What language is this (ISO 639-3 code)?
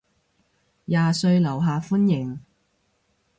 yue